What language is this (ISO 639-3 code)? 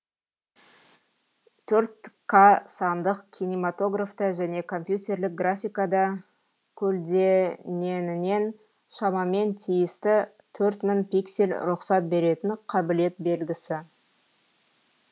kaz